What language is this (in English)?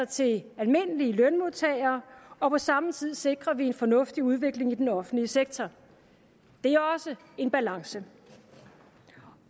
Danish